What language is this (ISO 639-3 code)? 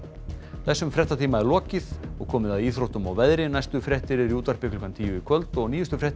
isl